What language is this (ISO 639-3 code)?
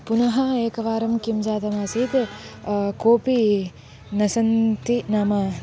san